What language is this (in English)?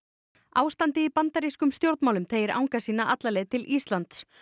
Icelandic